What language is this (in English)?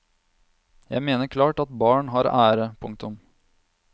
Norwegian